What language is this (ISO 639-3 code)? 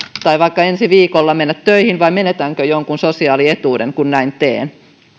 fin